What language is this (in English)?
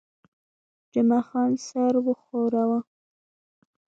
Pashto